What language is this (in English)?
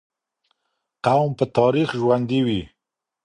Pashto